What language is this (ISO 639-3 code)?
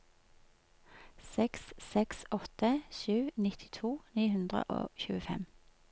nor